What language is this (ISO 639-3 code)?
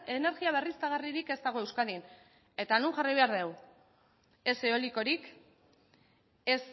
eus